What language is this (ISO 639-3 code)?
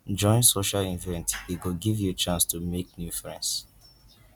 pcm